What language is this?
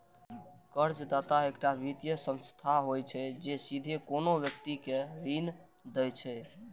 Maithili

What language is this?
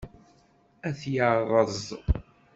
Kabyle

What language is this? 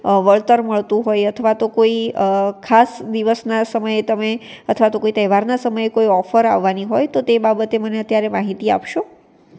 Gujarati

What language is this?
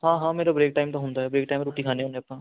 Punjabi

